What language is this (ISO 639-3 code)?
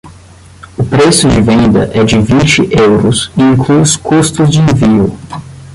por